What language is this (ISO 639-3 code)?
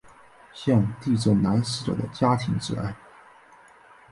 zho